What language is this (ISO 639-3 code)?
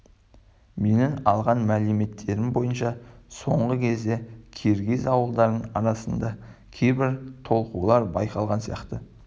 kaz